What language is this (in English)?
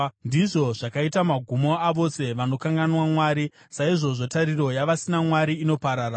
Shona